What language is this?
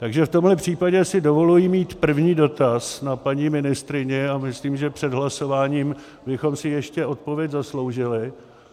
Czech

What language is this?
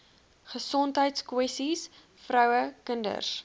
Afrikaans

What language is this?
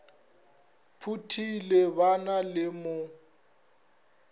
Northern Sotho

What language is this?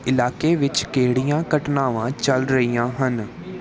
Punjabi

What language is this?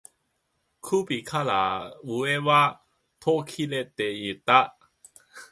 Japanese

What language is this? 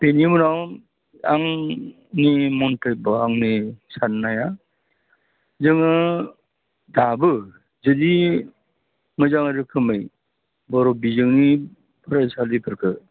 Bodo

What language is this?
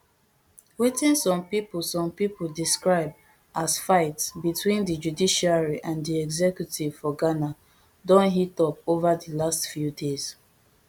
Nigerian Pidgin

